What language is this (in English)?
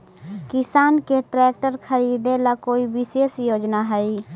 Magahi